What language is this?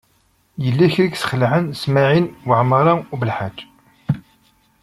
Kabyle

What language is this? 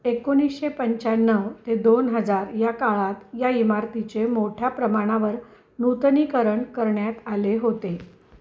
Marathi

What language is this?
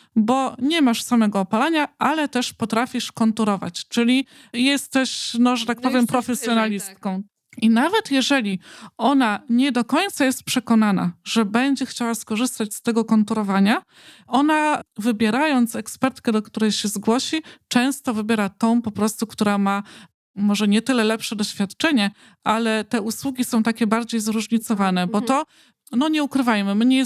Polish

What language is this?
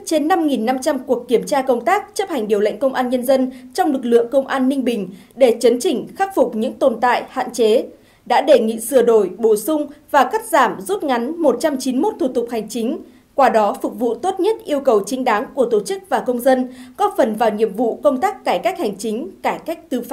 Vietnamese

